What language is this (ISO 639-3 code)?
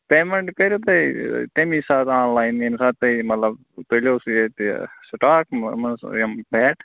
kas